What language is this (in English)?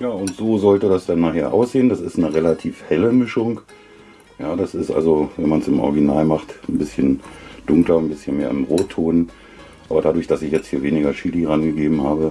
German